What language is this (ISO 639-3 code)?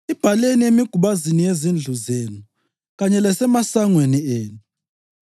nde